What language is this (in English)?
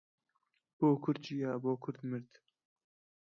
Central Kurdish